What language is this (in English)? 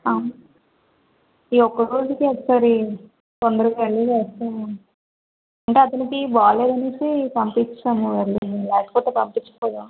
Telugu